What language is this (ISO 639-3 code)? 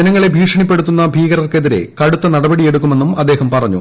mal